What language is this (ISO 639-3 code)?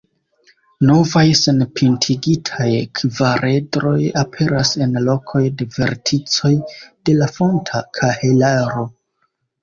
epo